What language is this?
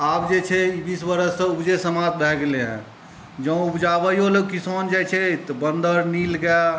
Maithili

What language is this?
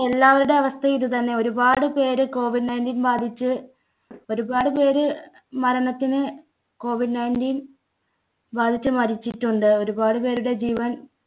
Malayalam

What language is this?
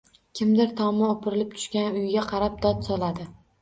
Uzbek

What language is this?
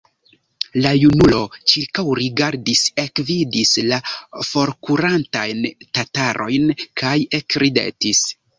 Esperanto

